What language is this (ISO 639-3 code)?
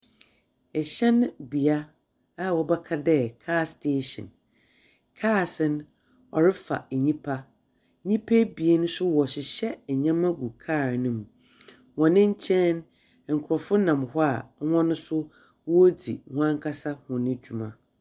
aka